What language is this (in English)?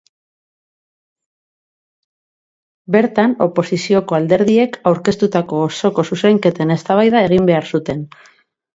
Basque